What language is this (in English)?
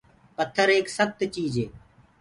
Gurgula